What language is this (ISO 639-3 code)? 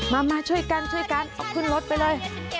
tha